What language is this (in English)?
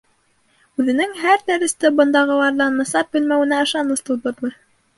Bashkir